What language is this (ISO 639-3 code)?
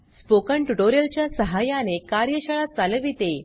mar